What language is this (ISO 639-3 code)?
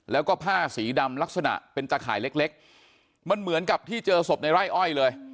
tha